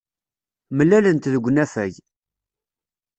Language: Kabyle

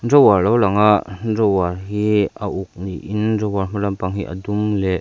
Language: Mizo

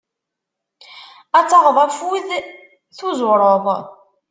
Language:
Kabyle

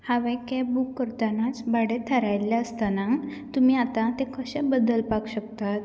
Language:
Konkani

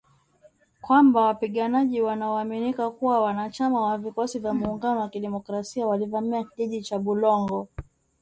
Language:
Swahili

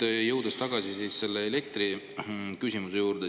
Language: Estonian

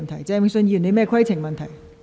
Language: Cantonese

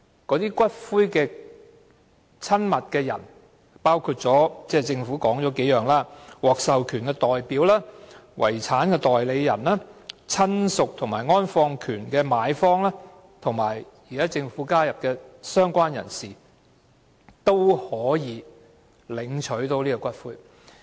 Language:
Cantonese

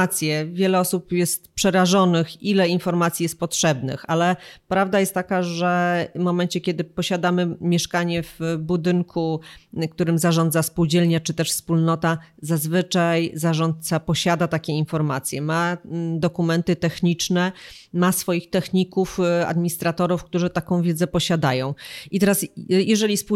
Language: Polish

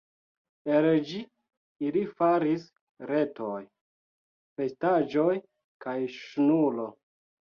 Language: Esperanto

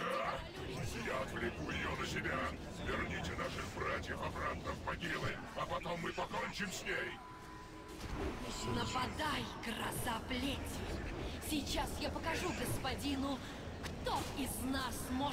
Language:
Russian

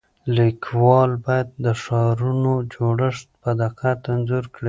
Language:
Pashto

